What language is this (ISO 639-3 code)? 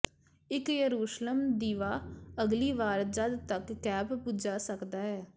pan